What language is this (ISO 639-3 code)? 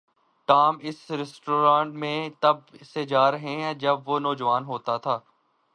urd